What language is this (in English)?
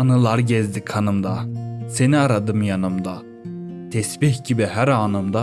Turkish